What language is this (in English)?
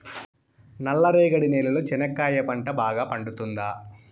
Telugu